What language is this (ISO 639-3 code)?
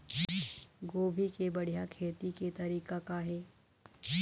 hne